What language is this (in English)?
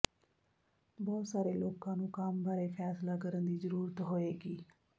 Punjabi